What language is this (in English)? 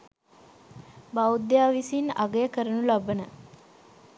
Sinhala